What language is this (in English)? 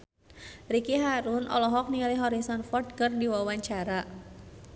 Sundanese